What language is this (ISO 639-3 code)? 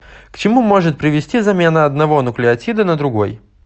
rus